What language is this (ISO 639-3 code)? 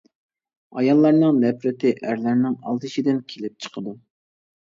uig